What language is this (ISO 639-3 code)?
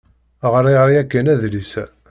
kab